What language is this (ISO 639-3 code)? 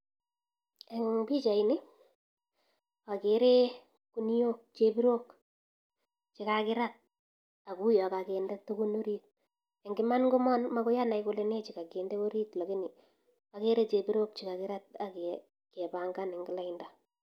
kln